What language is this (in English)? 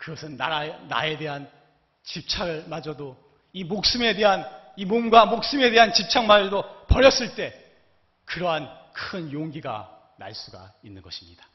Korean